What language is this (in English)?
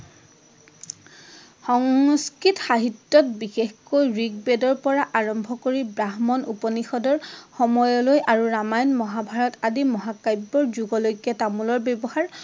Assamese